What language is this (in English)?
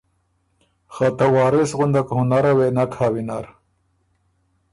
Ormuri